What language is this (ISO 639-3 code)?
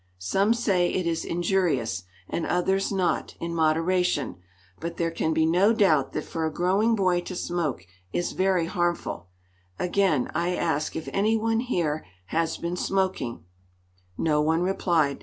eng